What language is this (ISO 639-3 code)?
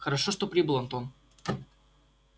rus